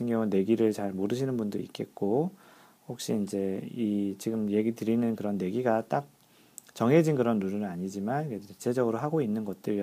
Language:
Korean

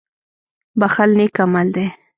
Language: Pashto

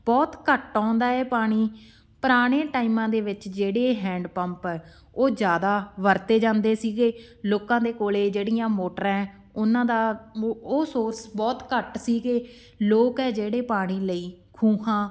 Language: Punjabi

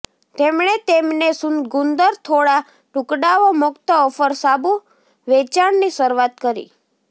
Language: Gujarati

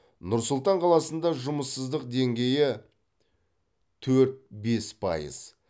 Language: Kazakh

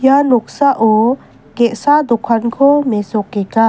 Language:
Garo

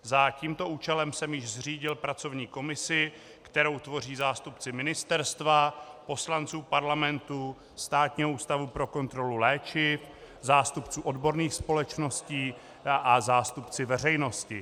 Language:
Czech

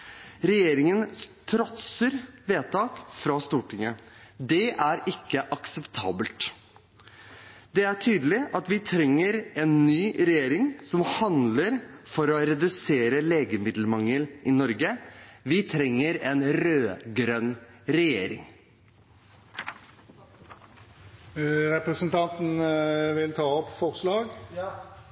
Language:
Norwegian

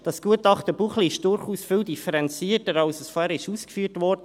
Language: Swiss German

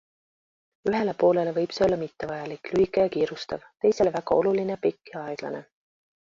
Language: Estonian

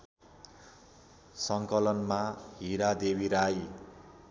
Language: Nepali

